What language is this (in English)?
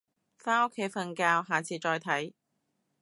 Cantonese